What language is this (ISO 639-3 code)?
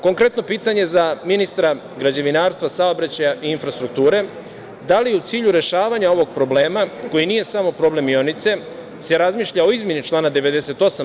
srp